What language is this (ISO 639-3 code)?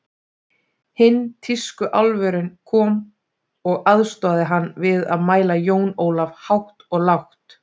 isl